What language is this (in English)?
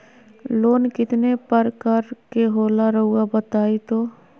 Magahi